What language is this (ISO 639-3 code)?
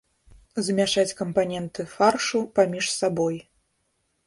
bel